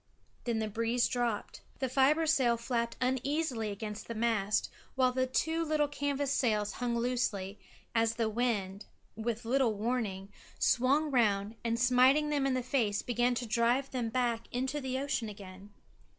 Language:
English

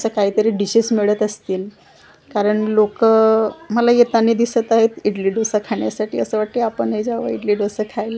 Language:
Marathi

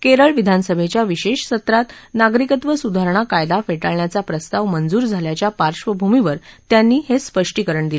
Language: Marathi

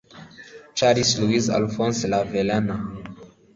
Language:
Kinyarwanda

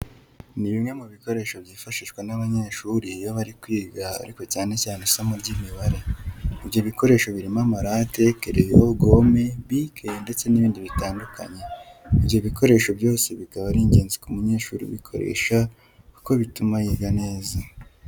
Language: Kinyarwanda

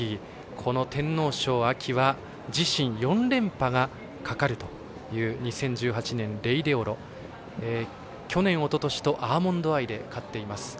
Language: Japanese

